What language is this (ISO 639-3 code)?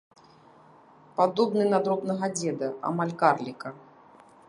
bel